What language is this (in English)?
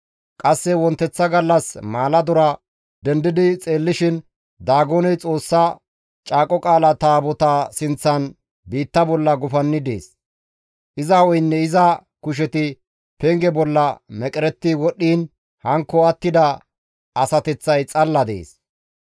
Gamo